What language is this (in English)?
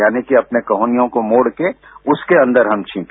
Hindi